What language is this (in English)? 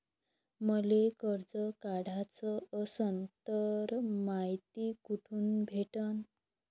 Marathi